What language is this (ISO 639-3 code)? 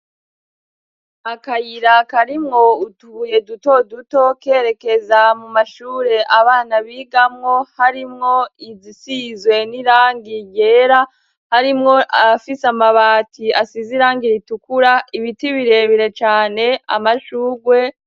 run